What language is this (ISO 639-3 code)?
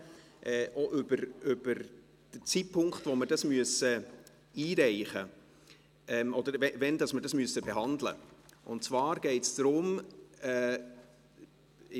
gsw